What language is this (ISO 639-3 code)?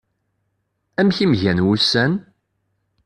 kab